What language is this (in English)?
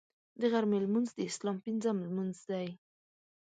Pashto